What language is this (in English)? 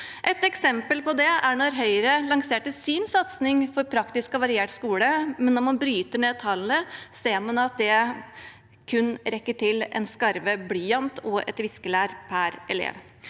Norwegian